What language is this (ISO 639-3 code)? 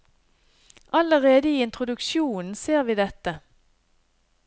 nor